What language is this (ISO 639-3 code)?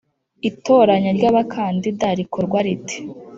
kin